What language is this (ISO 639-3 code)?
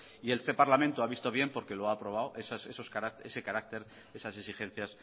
spa